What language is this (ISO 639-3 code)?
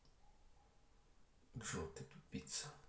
rus